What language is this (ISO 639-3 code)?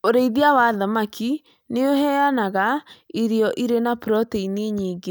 kik